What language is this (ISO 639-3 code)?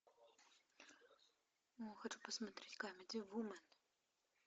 rus